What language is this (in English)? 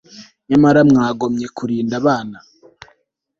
Kinyarwanda